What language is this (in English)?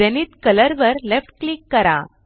Marathi